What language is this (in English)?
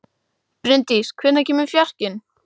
Icelandic